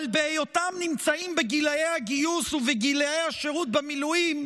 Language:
Hebrew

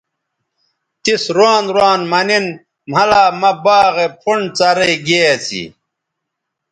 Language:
Bateri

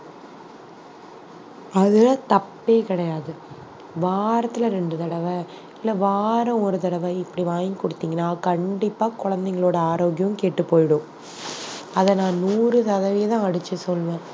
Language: Tamil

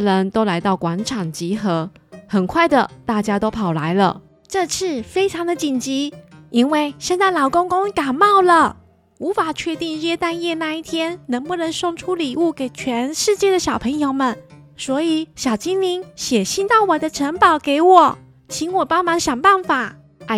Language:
Chinese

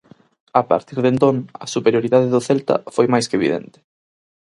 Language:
Galician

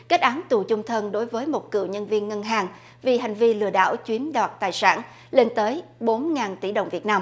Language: Vietnamese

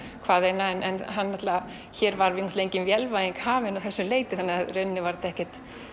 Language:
Icelandic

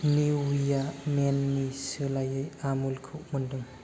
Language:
Bodo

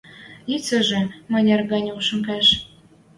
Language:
Western Mari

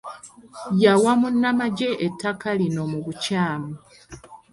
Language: Ganda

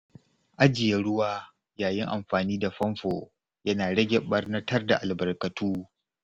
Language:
Hausa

